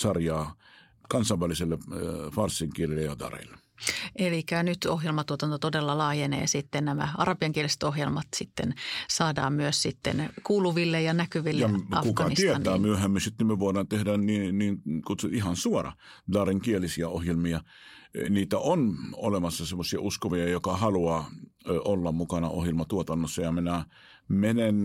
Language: Finnish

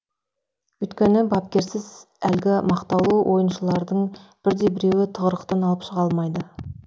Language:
Kazakh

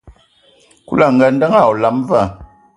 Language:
Ewondo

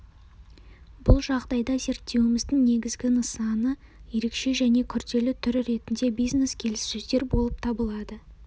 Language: Kazakh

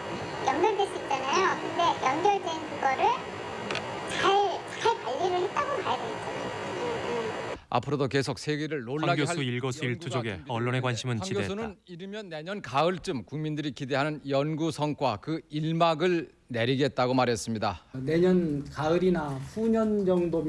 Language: Korean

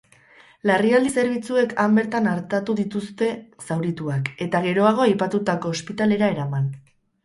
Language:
Basque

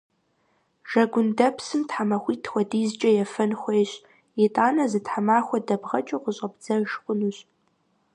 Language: Kabardian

